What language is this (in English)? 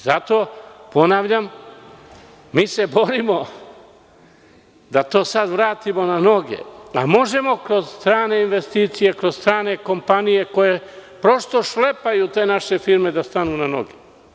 Serbian